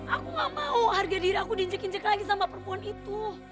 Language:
Indonesian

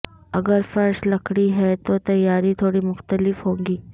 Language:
Urdu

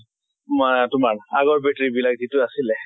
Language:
Assamese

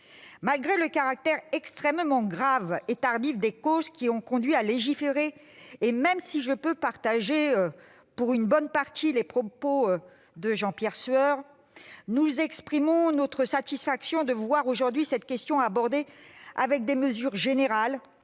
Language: French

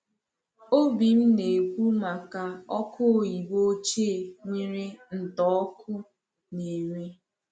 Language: Igbo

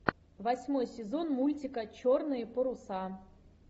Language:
Russian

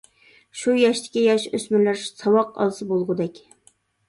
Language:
Uyghur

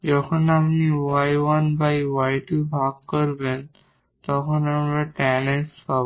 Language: Bangla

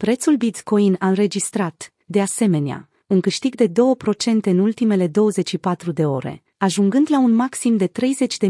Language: Romanian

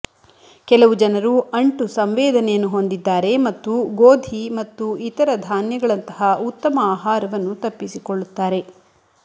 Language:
Kannada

